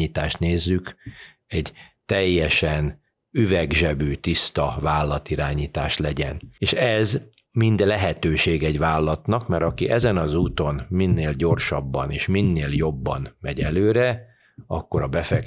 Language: Hungarian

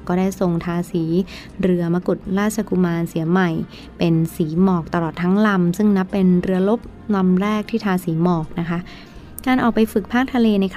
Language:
Thai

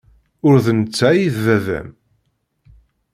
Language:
Kabyle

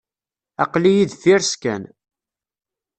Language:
Kabyle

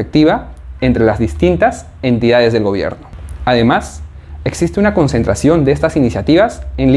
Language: Spanish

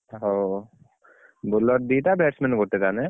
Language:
Odia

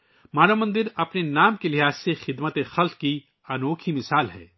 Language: Urdu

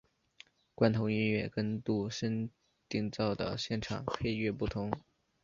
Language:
Chinese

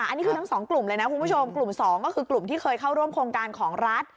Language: Thai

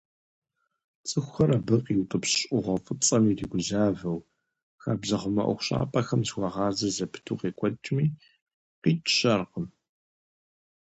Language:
Kabardian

